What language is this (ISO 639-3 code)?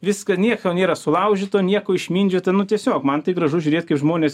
lit